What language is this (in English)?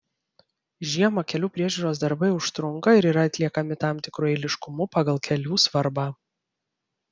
Lithuanian